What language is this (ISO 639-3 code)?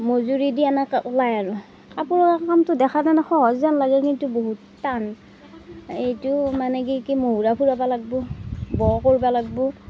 asm